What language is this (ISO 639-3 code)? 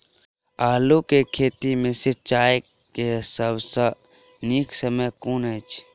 mai